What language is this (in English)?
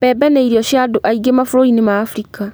Kikuyu